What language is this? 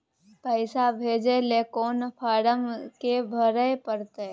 Maithili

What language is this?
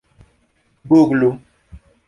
Esperanto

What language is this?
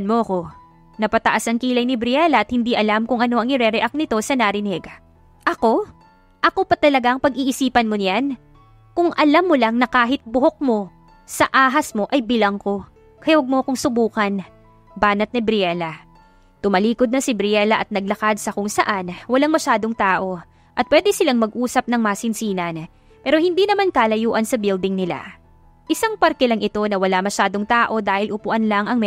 Filipino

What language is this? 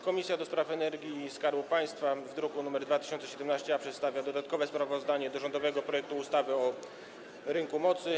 Polish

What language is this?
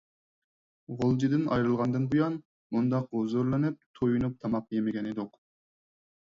Uyghur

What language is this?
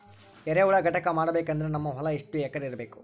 Kannada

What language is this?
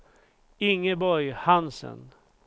Swedish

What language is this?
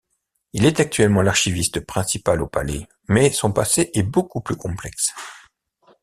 French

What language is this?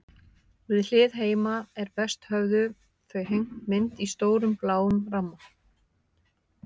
Icelandic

